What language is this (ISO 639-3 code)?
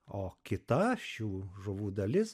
lit